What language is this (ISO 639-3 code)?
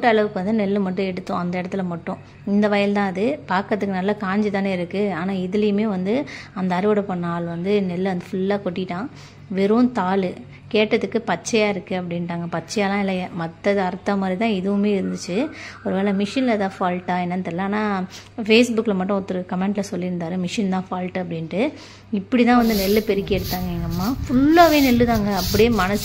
tam